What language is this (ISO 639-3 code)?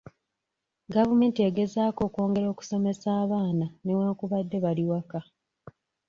lug